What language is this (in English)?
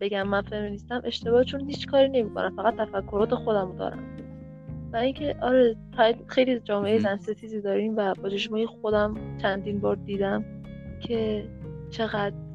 Persian